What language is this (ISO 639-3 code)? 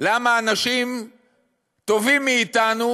heb